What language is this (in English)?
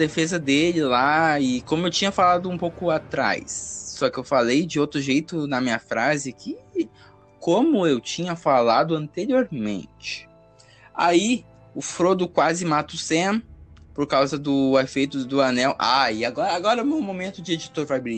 Portuguese